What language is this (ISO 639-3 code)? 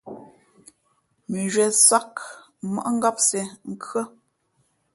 fmp